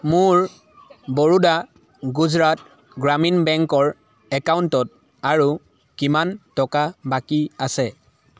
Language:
Assamese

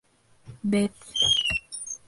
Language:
Bashkir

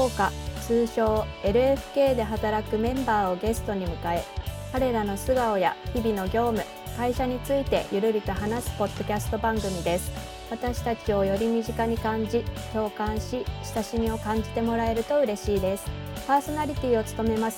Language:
Japanese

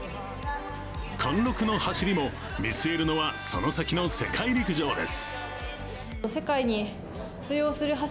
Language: Japanese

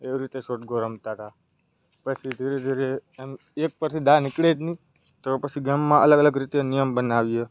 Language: Gujarati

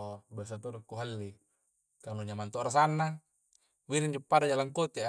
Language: Coastal Konjo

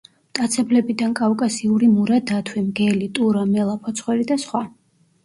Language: Georgian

